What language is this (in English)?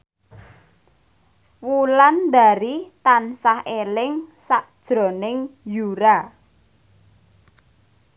Javanese